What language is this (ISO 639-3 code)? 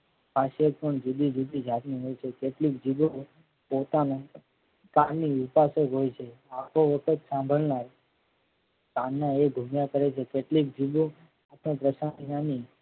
guj